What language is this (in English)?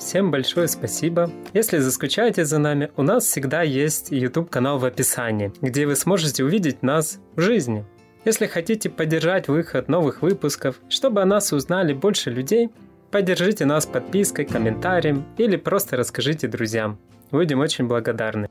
Russian